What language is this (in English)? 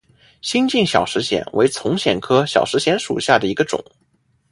Chinese